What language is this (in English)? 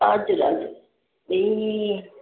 Nepali